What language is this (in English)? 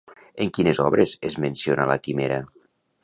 Catalan